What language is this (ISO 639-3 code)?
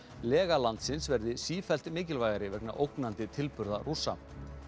isl